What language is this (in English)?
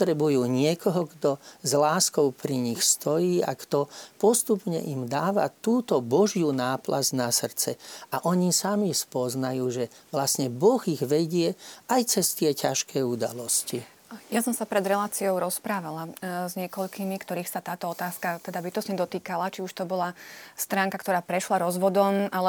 Slovak